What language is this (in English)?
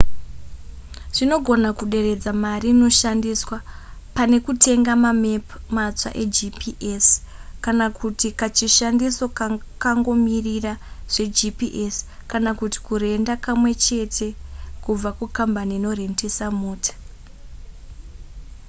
Shona